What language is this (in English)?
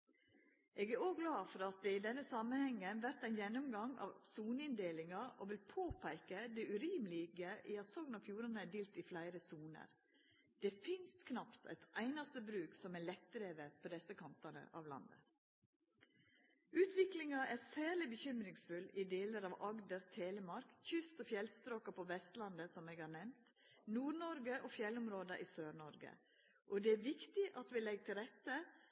Norwegian Nynorsk